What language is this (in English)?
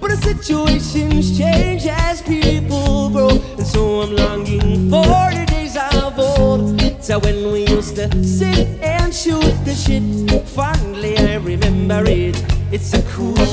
English